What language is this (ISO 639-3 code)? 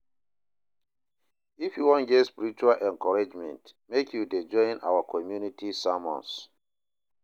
pcm